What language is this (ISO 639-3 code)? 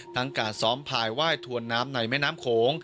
tha